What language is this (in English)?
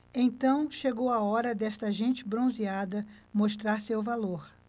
Portuguese